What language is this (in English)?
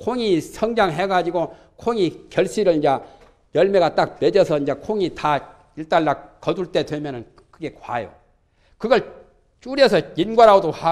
Korean